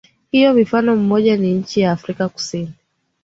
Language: Swahili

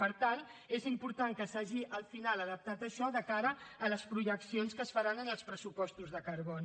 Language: Catalan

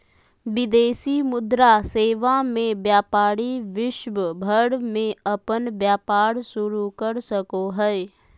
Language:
Magahi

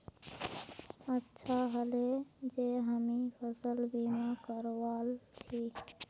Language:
Magahi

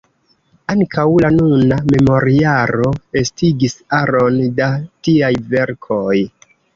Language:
Esperanto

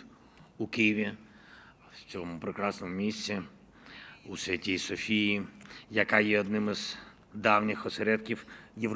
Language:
Ukrainian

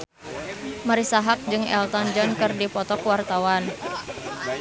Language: Sundanese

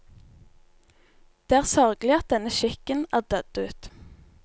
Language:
Norwegian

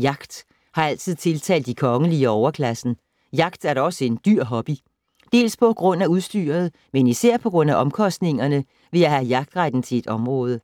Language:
Danish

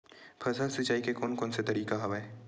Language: Chhattisgarhi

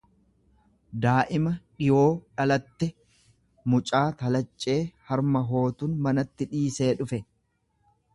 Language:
Oromo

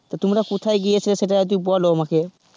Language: Bangla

